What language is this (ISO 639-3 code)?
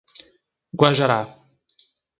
por